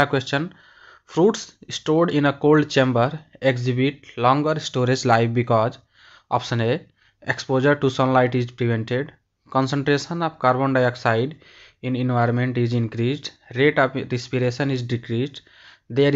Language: Hindi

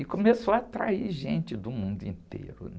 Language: Portuguese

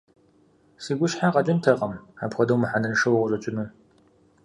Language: Kabardian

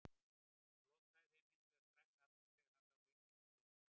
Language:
Icelandic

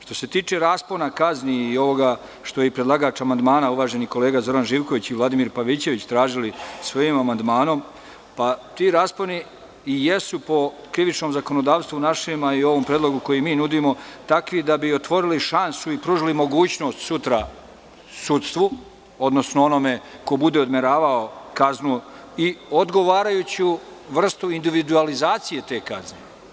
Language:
Serbian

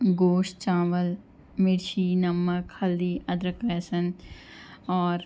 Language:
Urdu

